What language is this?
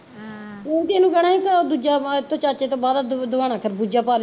Punjabi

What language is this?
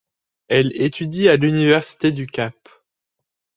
French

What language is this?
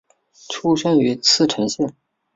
Chinese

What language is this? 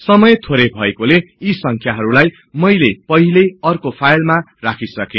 Nepali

